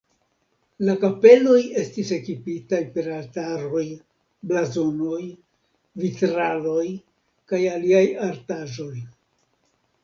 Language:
Esperanto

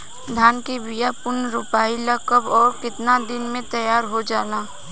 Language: Bhojpuri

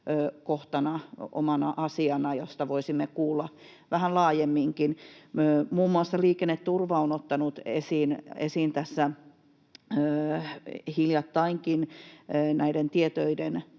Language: Finnish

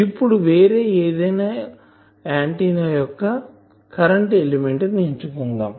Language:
Telugu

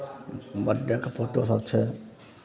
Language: Maithili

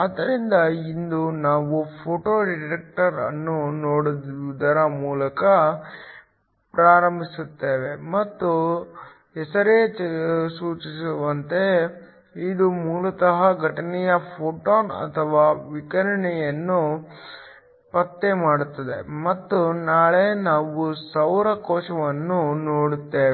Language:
Kannada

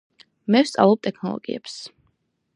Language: Georgian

